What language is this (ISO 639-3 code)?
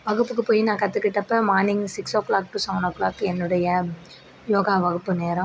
tam